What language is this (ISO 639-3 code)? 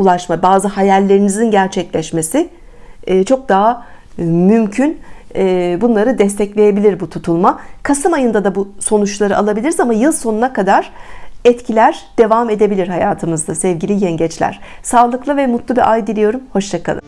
tur